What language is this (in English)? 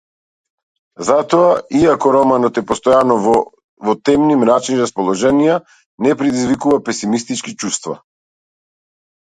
Macedonian